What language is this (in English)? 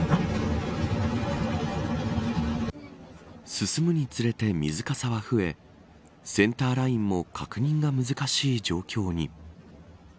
Japanese